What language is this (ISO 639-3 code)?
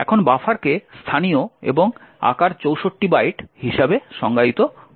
ben